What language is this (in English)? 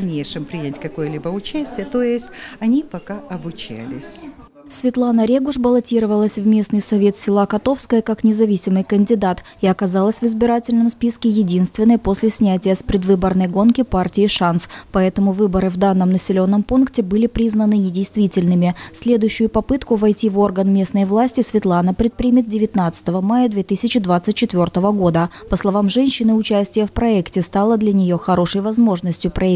Russian